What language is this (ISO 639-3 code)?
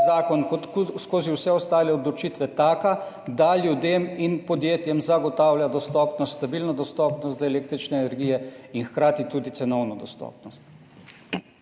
slv